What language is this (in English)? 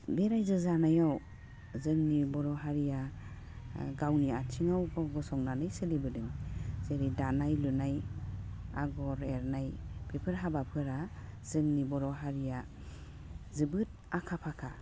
Bodo